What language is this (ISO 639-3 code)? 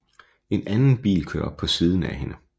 dan